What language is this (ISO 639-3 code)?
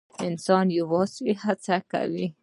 pus